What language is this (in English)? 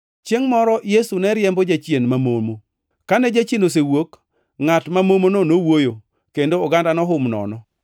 Luo (Kenya and Tanzania)